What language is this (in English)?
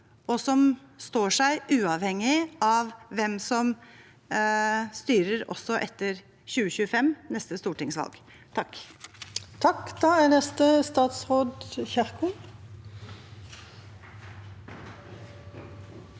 Norwegian